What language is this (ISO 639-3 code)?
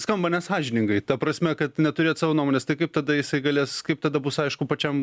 lit